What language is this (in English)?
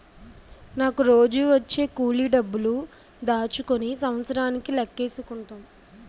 Telugu